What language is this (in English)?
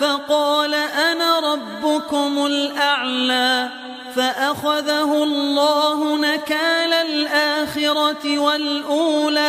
Arabic